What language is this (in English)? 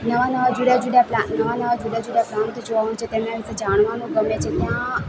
Gujarati